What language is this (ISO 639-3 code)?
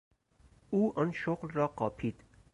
fas